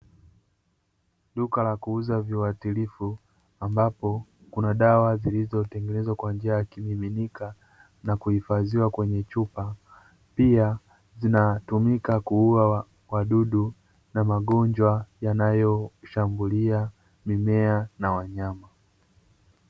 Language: Swahili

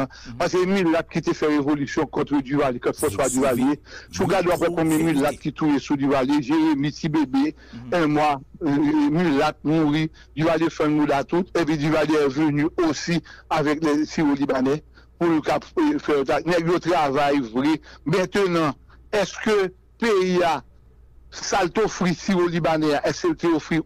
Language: French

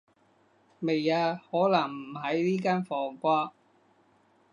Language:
Cantonese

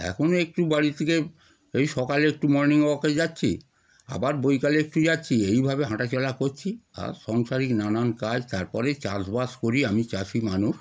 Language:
Bangla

